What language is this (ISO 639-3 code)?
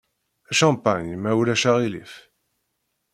kab